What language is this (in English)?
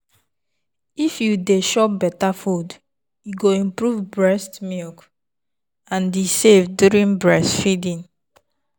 Nigerian Pidgin